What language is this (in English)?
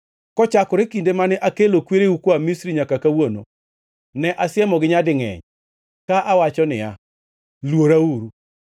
Luo (Kenya and Tanzania)